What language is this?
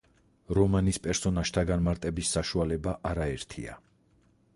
Georgian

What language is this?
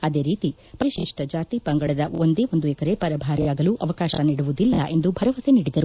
Kannada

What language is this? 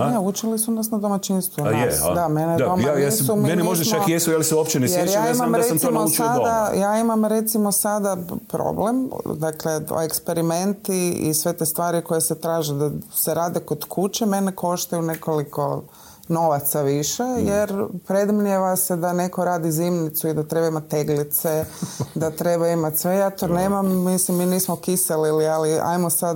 Croatian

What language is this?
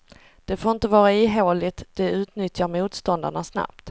Swedish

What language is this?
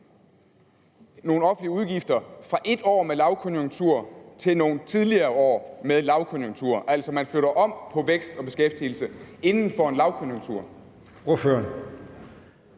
Danish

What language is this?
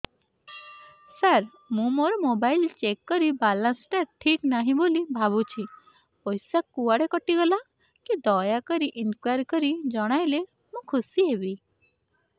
Odia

